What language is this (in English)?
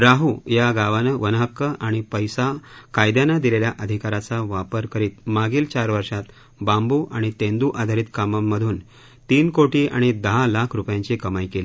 Marathi